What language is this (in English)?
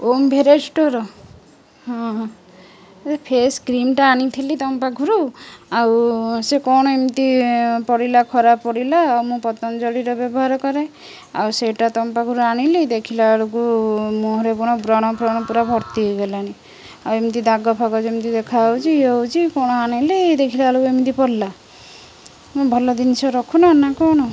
Odia